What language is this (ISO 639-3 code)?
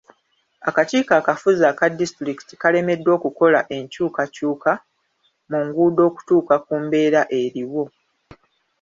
lug